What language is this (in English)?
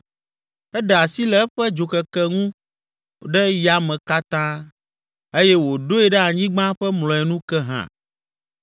Ewe